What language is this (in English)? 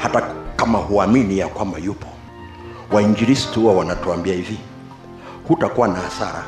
Swahili